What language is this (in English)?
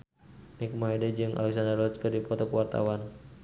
Sundanese